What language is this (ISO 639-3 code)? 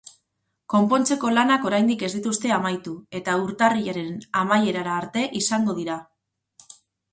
eus